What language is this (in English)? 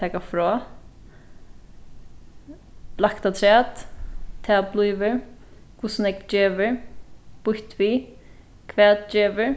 Faroese